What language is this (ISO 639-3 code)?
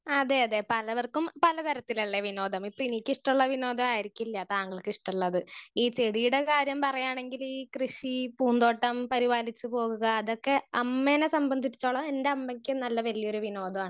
mal